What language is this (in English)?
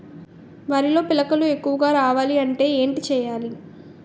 Telugu